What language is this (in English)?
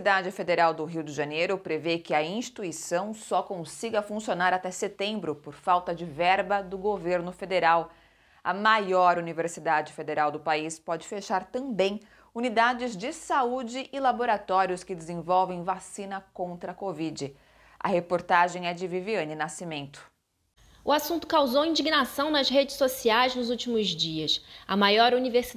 Portuguese